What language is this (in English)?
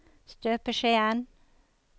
Norwegian